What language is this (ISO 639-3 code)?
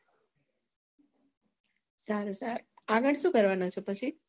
guj